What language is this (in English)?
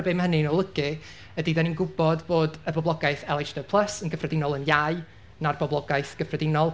Welsh